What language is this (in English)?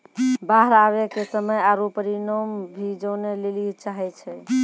Maithili